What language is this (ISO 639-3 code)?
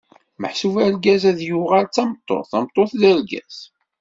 kab